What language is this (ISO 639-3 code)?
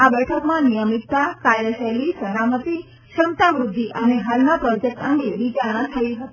guj